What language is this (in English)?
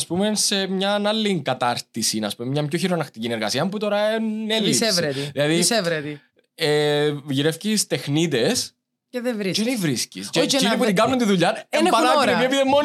Greek